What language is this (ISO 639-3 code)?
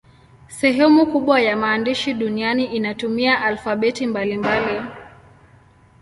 swa